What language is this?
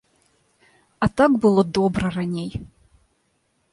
Belarusian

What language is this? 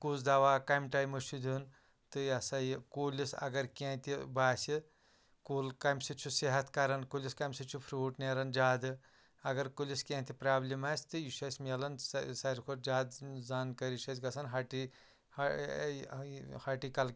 Kashmiri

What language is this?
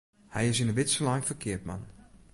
Western Frisian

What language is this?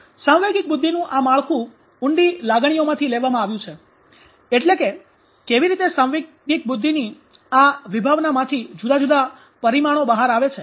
Gujarati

